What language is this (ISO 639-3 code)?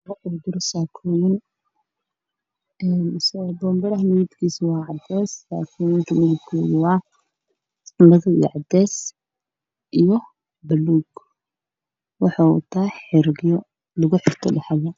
som